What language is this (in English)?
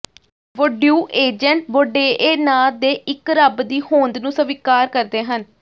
Punjabi